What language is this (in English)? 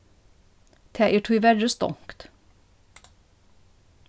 Faroese